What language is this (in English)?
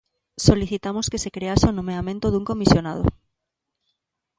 Galician